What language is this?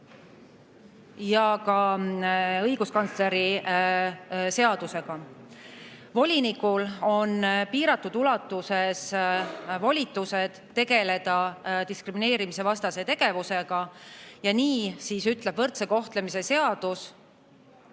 Estonian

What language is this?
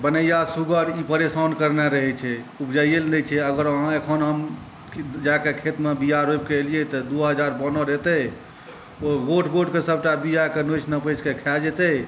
Maithili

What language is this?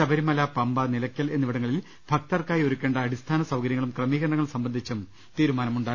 Malayalam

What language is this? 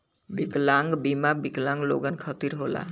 Bhojpuri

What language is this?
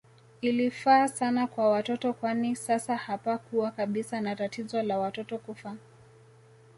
Swahili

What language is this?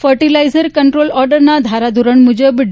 Gujarati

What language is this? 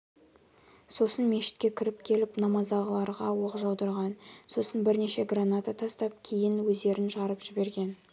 Kazakh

